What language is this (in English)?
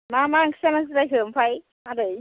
Bodo